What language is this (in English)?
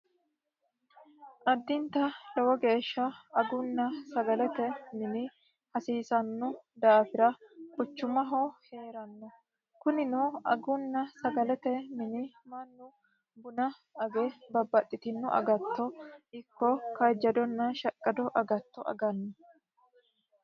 Sidamo